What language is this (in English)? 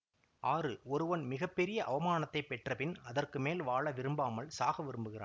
Tamil